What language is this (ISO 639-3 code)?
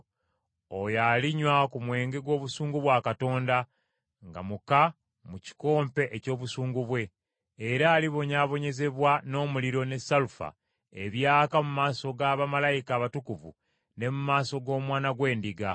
lug